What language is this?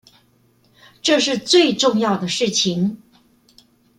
Chinese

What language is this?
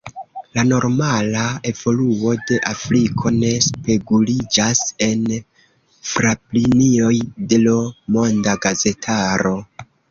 Esperanto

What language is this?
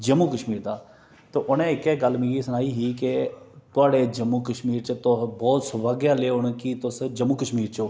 Dogri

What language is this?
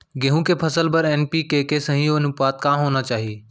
Chhattisgarhi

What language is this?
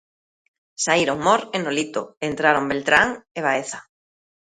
Galician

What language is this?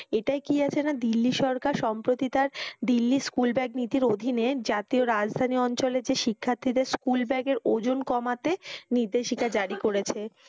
Bangla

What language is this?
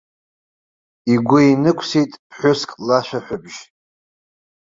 Abkhazian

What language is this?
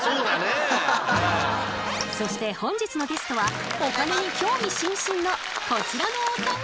Japanese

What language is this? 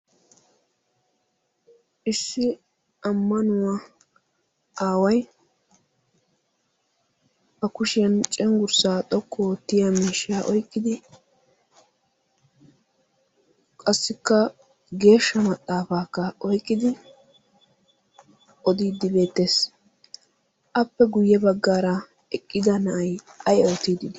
Wolaytta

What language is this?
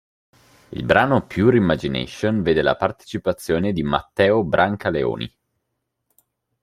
Italian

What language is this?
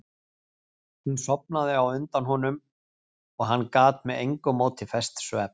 Icelandic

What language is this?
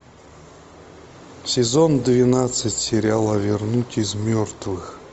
Russian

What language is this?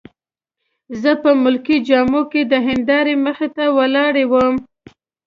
Pashto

